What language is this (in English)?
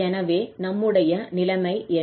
Tamil